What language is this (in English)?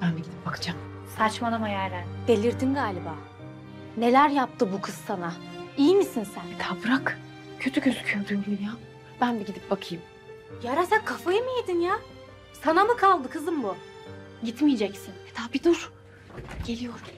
Turkish